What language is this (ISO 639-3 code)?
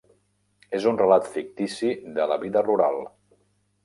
cat